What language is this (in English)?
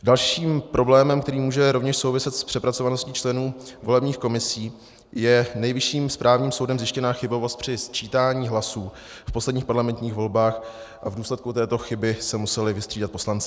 Czech